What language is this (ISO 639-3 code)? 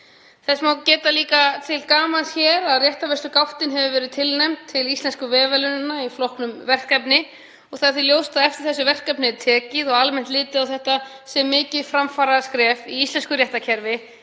isl